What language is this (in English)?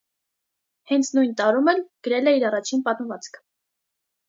Armenian